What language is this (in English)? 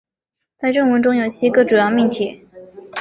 Chinese